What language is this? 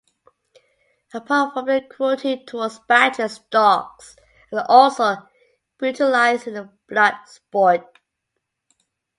English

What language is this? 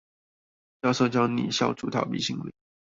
Chinese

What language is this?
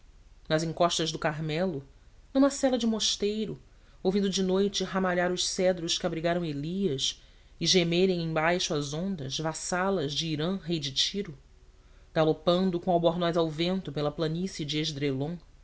Portuguese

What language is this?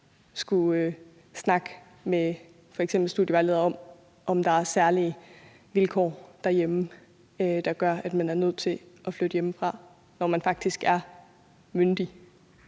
Danish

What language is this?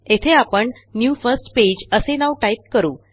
Marathi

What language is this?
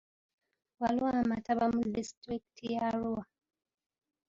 Ganda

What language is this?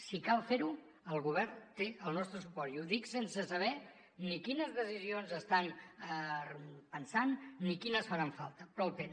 Catalan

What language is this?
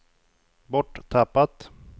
Swedish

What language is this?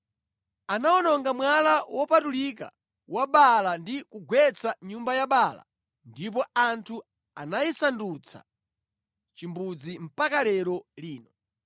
Nyanja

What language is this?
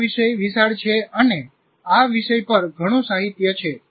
Gujarati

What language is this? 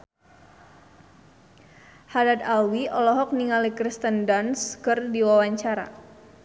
Sundanese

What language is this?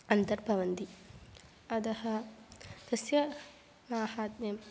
Sanskrit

